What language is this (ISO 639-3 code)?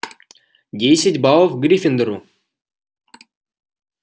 rus